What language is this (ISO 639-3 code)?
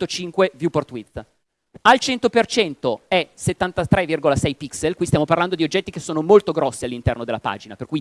ita